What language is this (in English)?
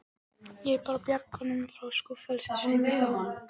Icelandic